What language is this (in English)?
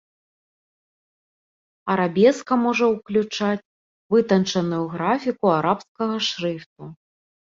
Belarusian